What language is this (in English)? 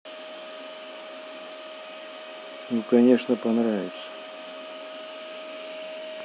Russian